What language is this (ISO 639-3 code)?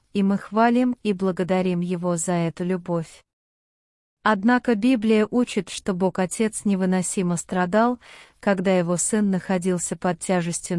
rus